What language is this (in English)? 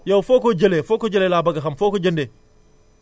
Wolof